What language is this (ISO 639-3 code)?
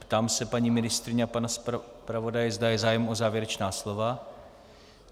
ces